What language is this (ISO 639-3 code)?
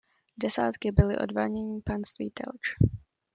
ces